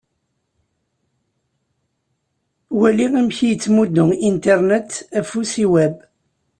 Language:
Kabyle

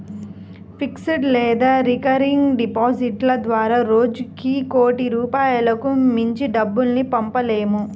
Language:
Telugu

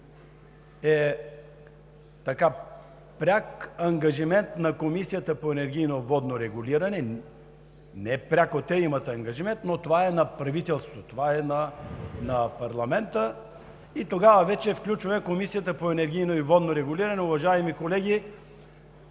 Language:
Bulgarian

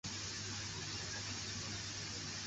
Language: Chinese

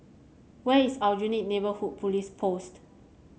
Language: English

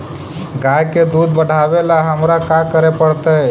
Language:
Magahi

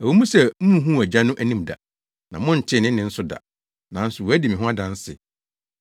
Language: Akan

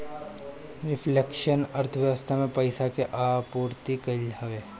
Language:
Bhojpuri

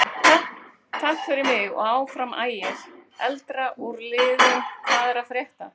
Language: Icelandic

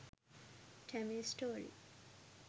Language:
Sinhala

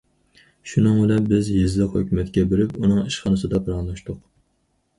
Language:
Uyghur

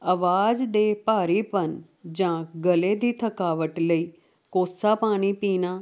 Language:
Punjabi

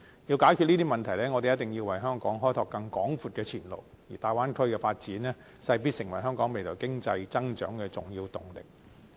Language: Cantonese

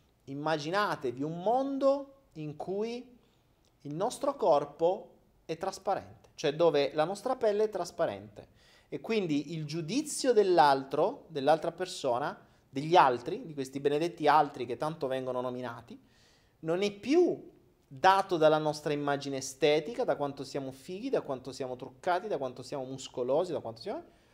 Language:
Italian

